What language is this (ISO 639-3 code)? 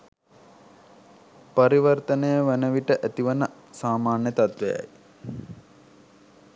sin